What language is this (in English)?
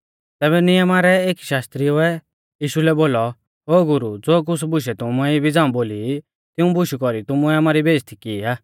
Mahasu Pahari